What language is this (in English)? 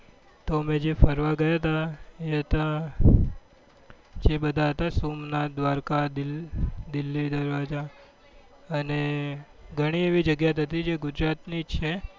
Gujarati